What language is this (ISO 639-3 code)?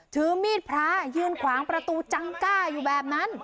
tha